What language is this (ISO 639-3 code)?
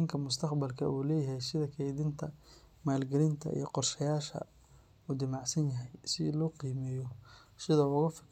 som